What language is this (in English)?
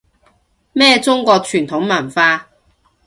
Cantonese